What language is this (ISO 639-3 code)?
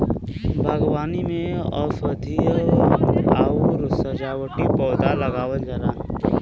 bho